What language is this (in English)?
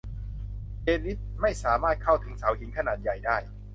Thai